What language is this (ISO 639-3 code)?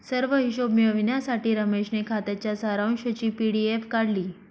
mar